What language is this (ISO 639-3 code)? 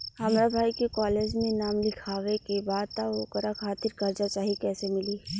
bho